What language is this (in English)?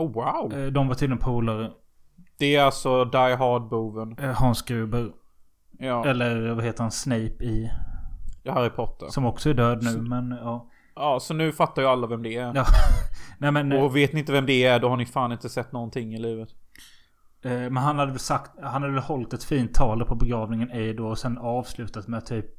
Swedish